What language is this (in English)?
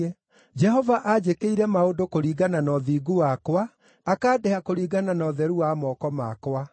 Kikuyu